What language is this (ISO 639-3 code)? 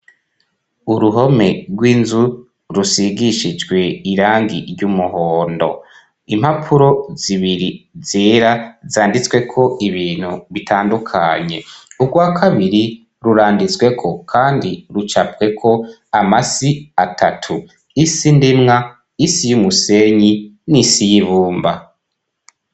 run